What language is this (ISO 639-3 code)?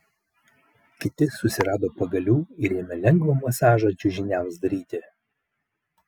lit